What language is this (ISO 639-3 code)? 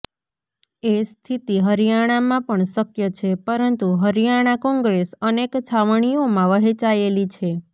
guj